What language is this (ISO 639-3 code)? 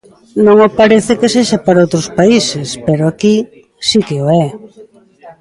glg